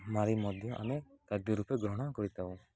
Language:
Odia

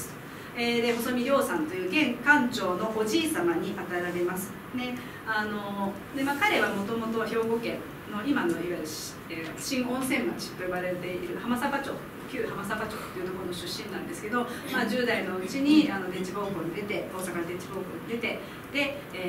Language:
Japanese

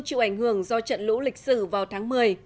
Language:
Vietnamese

